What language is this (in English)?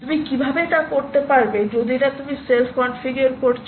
Bangla